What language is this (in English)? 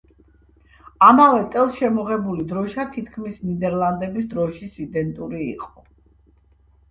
Georgian